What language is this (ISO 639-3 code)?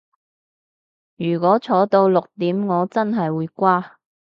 yue